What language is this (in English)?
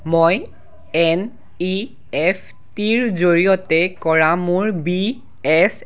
Assamese